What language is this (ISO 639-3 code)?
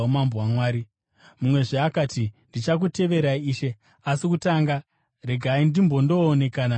sna